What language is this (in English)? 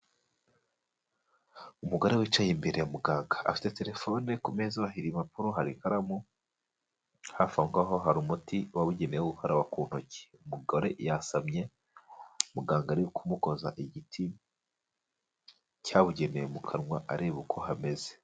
Kinyarwanda